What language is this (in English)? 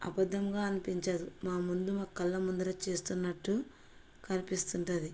Telugu